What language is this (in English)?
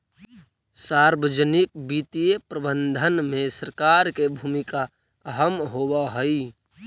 Magahi